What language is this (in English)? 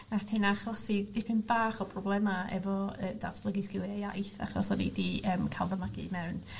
Welsh